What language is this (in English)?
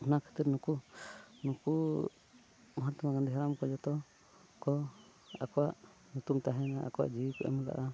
Santali